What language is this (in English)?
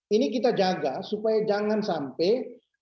Indonesian